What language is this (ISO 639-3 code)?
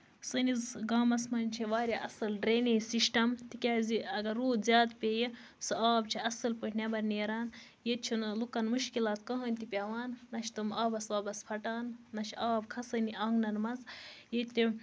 kas